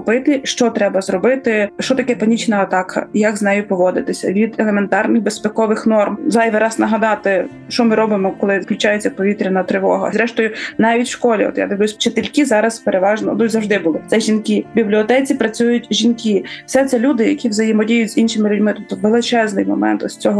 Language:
Ukrainian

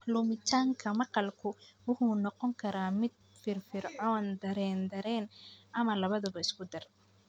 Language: Somali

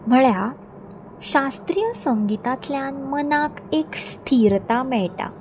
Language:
Konkani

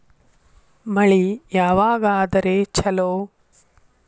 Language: Kannada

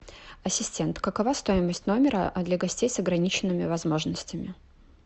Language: Russian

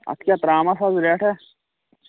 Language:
Kashmiri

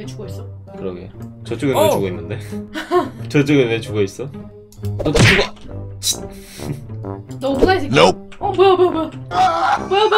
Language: Korean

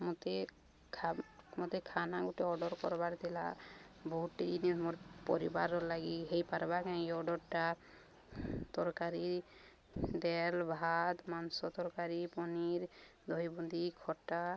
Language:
Odia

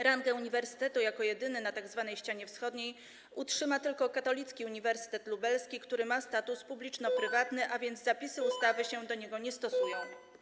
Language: Polish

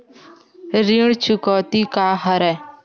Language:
Chhattisgarhi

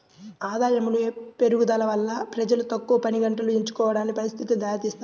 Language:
Telugu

